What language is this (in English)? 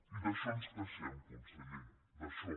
Catalan